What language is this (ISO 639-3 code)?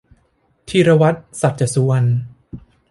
tha